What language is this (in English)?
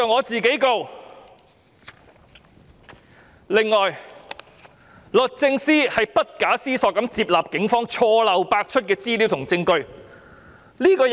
Cantonese